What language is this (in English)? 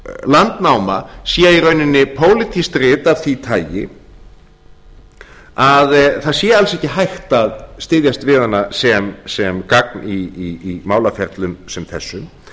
Icelandic